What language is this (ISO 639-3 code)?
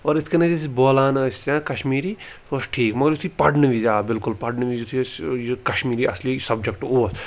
kas